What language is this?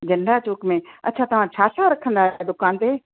Sindhi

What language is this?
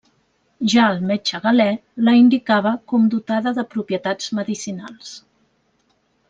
Catalan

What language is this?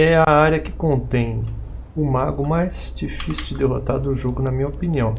Portuguese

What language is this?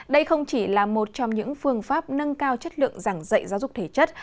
Vietnamese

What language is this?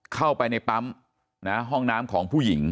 Thai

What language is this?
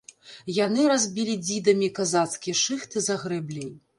Belarusian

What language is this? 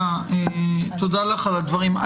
Hebrew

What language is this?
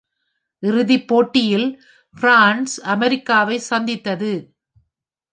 Tamil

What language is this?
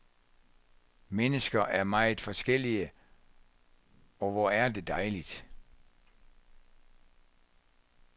Danish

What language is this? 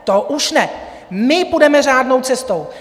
Czech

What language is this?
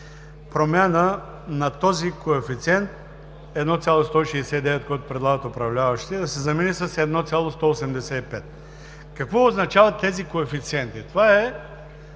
Bulgarian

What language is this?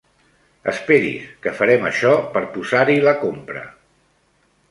Catalan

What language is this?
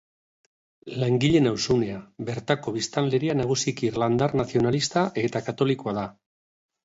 Basque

